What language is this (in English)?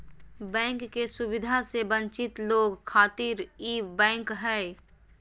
Magahi